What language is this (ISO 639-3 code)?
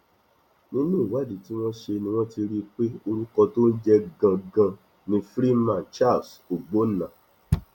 yor